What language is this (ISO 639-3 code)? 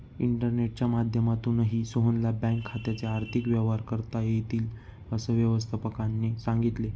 mar